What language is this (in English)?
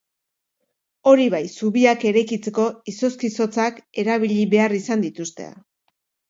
Basque